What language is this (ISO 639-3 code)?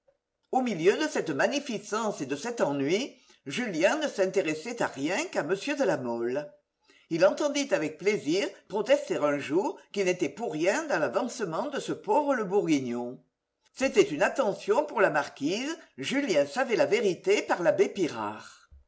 fra